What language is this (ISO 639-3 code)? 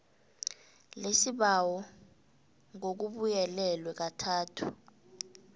nbl